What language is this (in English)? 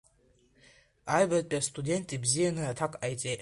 Abkhazian